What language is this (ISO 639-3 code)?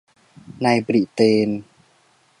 tha